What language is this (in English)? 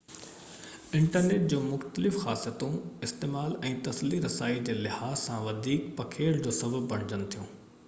Sindhi